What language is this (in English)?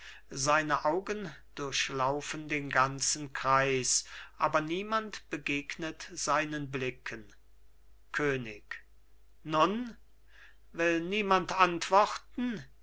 German